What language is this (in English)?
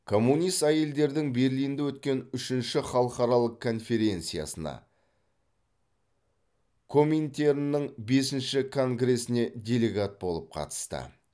Kazakh